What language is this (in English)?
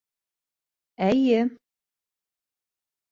Bashkir